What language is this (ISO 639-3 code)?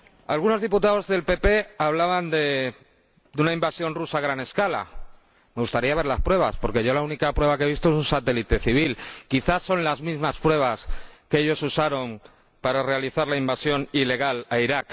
spa